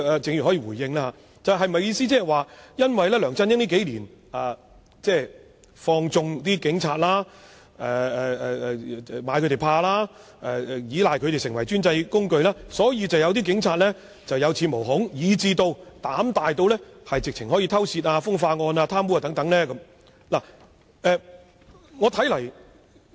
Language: Cantonese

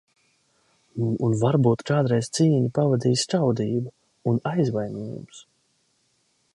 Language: Latvian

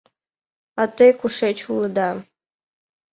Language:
Mari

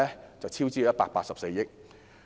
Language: Cantonese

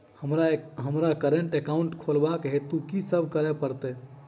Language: Maithili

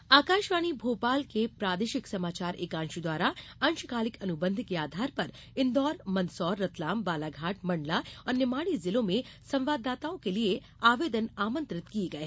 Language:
Hindi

